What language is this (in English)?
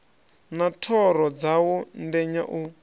Venda